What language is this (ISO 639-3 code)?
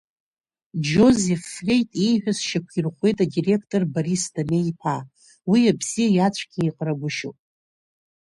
abk